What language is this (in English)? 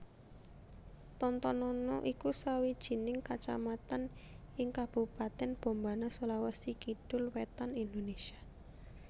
Javanese